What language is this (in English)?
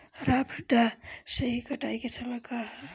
Bhojpuri